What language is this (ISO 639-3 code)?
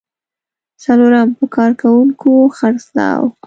pus